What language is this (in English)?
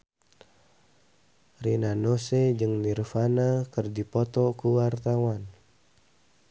Sundanese